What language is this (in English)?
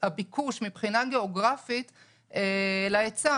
Hebrew